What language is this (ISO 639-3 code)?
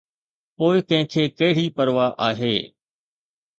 snd